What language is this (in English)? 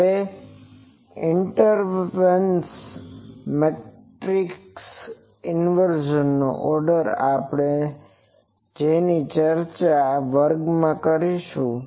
Gujarati